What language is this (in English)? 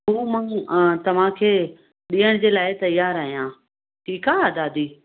Sindhi